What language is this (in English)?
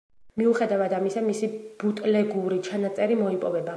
Georgian